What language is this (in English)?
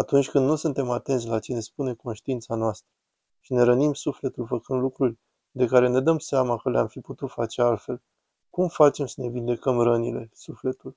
Romanian